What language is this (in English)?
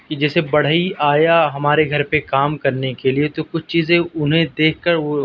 Urdu